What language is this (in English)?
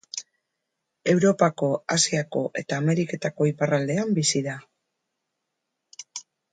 Basque